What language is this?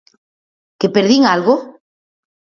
Galician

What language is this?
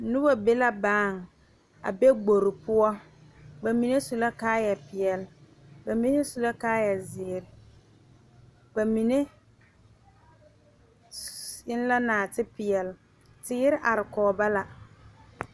Southern Dagaare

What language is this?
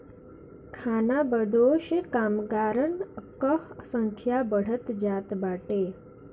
Bhojpuri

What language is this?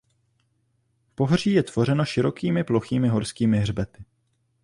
Czech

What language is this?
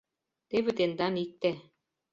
Mari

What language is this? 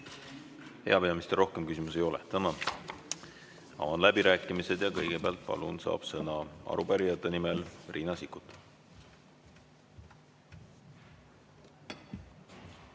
Estonian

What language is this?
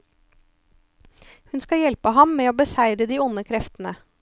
Norwegian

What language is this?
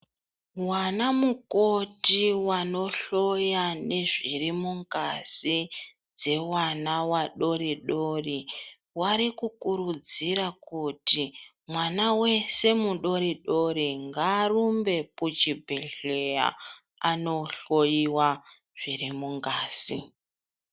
Ndau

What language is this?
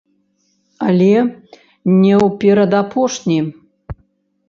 Belarusian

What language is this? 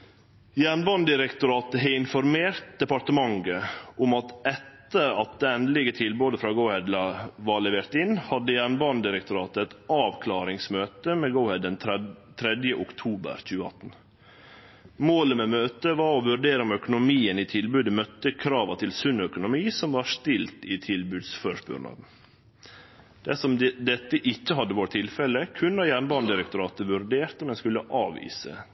Norwegian Nynorsk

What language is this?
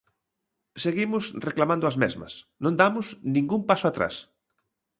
Galician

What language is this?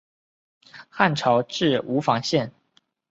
Chinese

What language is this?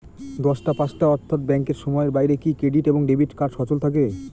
Bangla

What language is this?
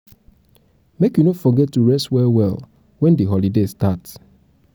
Nigerian Pidgin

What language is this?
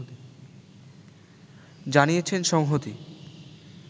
Bangla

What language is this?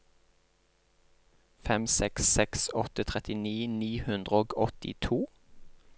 Norwegian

